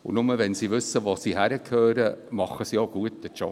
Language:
Swiss German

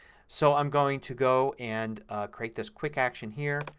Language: English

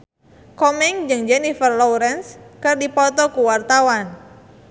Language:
Sundanese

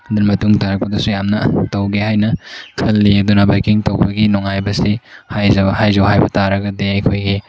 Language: Manipuri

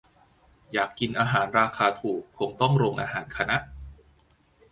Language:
Thai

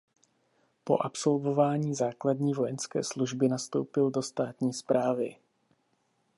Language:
Czech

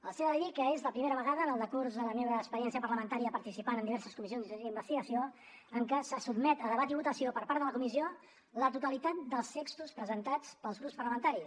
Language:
Catalan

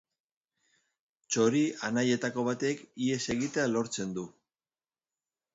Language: Basque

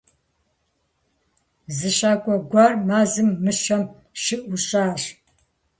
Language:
Kabardian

